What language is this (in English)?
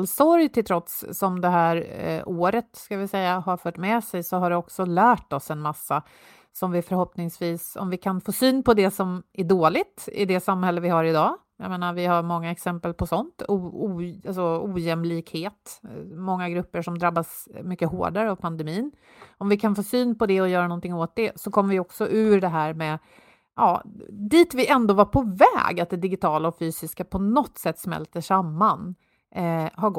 Swedish